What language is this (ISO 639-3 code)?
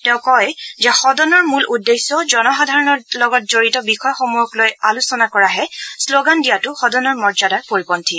asm